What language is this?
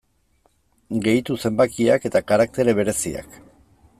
Basque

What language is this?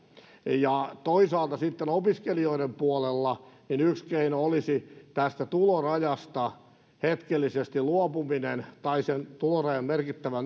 Finnish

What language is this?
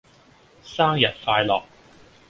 Cantonese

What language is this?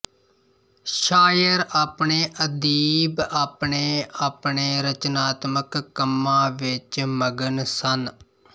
Punjabi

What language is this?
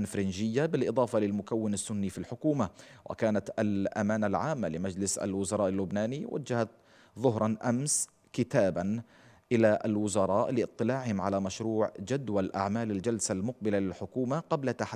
Arabic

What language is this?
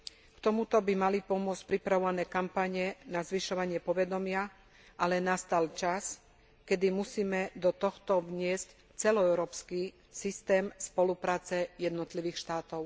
Slovak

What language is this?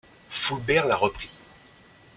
French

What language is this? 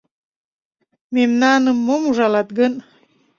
Mari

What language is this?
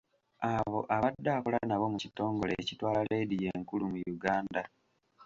Ganda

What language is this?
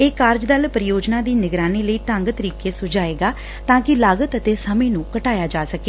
Punjabi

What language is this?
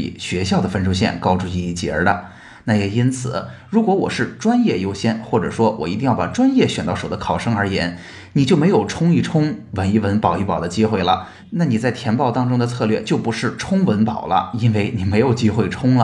Chinese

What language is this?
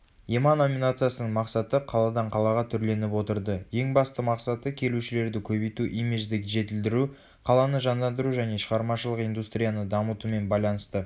Kazakh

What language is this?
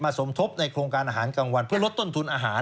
Thai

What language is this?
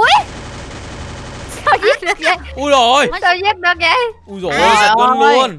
Vietnamese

